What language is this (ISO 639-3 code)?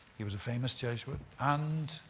eng